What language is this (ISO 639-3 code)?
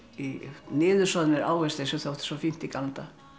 isl